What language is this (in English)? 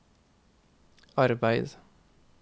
Norwegian